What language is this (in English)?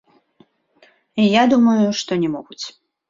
Belarusian